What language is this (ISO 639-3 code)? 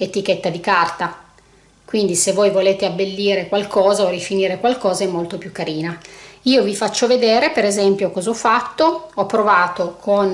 ita